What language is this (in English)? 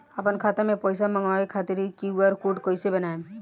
Bhojpuri